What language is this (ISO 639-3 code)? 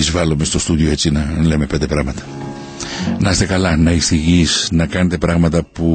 ell